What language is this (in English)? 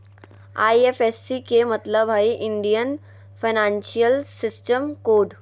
Magahi